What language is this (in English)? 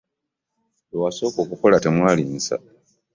Ganda